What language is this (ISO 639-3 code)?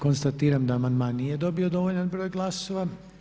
hrv